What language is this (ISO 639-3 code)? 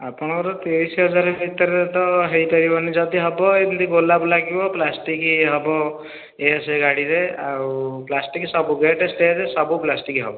ori